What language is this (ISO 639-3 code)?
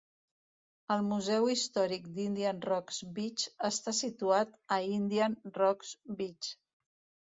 cat